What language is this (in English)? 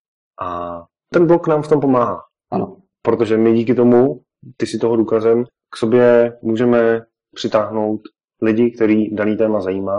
Czech